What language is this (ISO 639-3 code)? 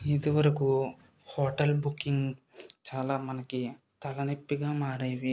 tel